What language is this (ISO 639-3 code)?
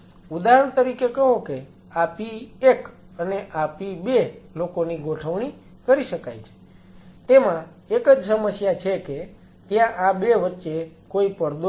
guj